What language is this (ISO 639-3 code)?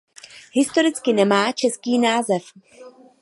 ces